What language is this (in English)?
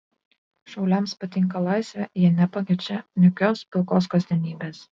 Lithuanian